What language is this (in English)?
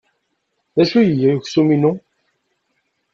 Kabyle